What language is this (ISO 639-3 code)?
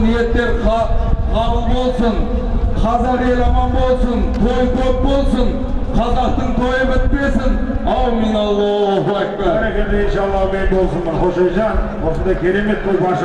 tur